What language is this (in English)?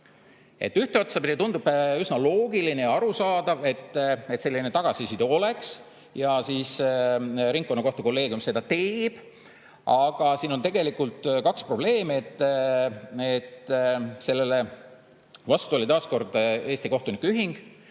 Estonian